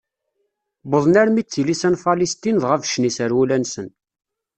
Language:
Kabyle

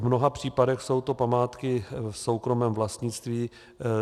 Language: Czech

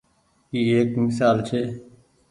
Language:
Goaria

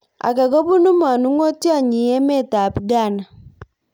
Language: Kalenjin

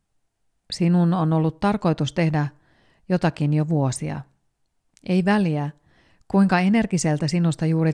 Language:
Finnish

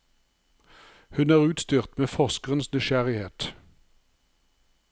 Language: Norwegian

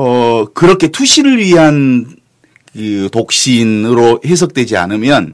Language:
Korean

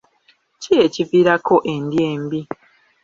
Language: Ganda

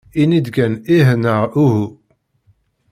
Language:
Kabyle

